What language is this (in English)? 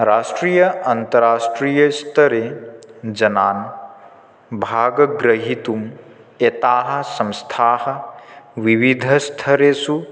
Sanskrit